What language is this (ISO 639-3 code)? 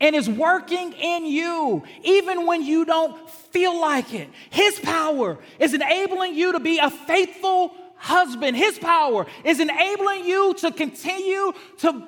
eng